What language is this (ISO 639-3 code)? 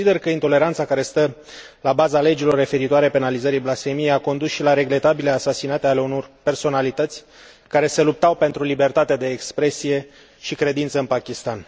ron